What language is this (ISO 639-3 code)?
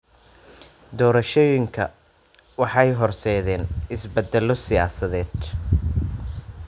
som